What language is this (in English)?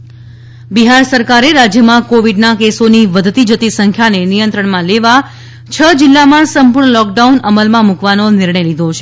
Gujarati